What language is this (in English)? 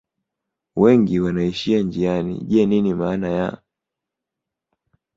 Swahili